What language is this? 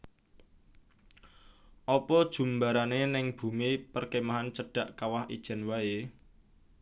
Javanese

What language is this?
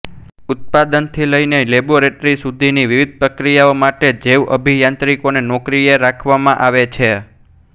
Gujarati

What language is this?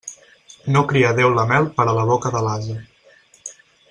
Catalan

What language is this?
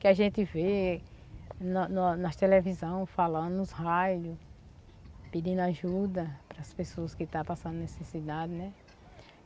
Portuguese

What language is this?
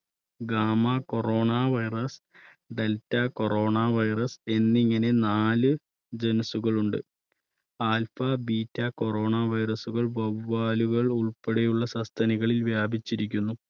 Malayalam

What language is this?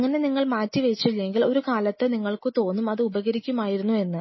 Malayalam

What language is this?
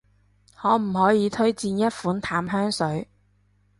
Cantonese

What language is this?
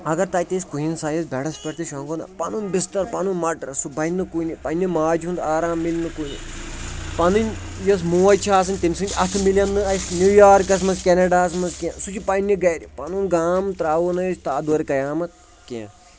Kashmiri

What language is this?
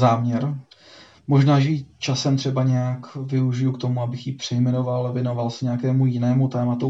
Czech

